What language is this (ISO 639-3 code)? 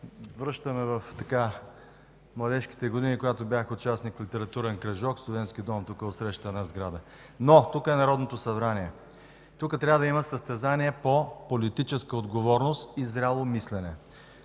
bul